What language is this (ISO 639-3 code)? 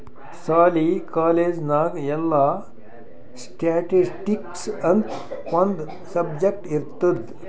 kan